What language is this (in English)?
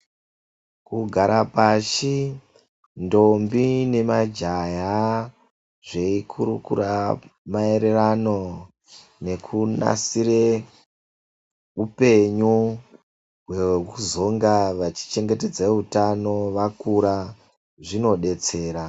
Ndau